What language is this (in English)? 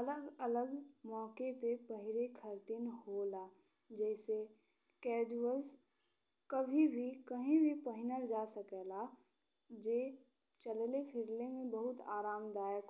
Bhojpuri